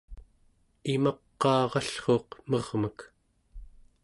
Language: Central Yupik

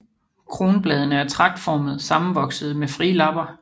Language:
Danish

